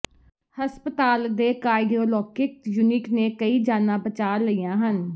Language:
Punjabi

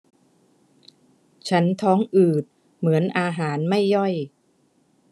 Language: Thai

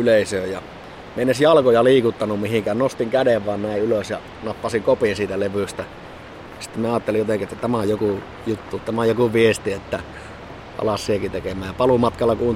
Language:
Finnish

